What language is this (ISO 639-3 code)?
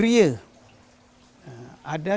ind